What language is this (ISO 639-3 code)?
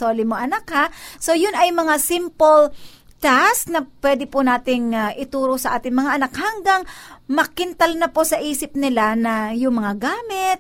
fil